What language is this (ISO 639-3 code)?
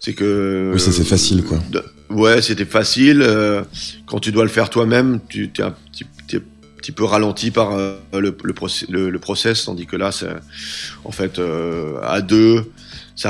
fra